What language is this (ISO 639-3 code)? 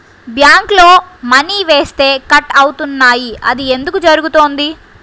tel